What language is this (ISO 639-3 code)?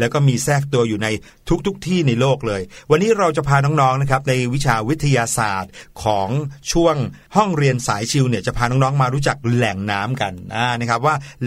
tha